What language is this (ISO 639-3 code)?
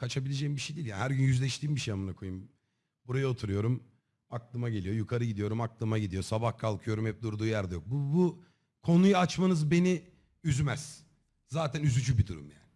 tur